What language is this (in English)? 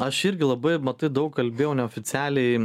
Lithuanian